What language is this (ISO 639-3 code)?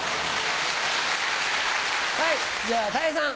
jpn